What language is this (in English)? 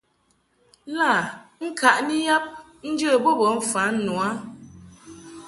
Mungaka